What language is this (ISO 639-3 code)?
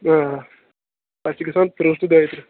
kas